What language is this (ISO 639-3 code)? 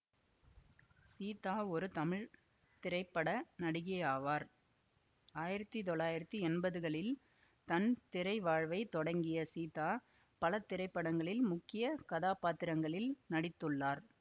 tam